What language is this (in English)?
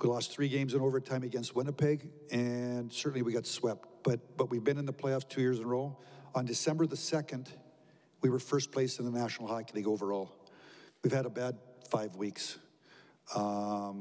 English